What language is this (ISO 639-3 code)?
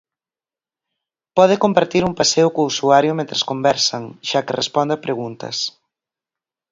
glg